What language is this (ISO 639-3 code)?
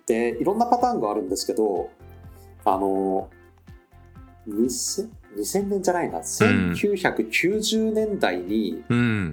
jpn